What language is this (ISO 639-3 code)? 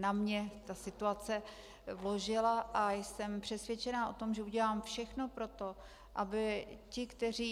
ces